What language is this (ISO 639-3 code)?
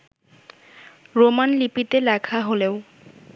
ben